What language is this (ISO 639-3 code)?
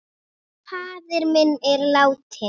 isl